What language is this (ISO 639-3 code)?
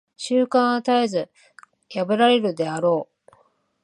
jpn